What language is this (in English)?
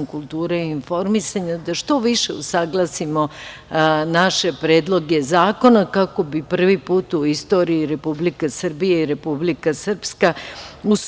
Serbian